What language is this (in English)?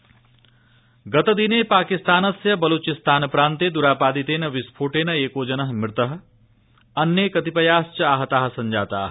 Sanskrit